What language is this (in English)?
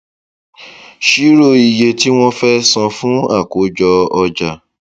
Yoruba